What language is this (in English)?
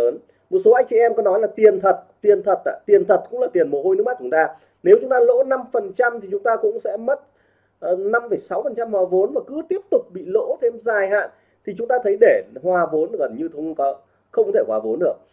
Vietnamese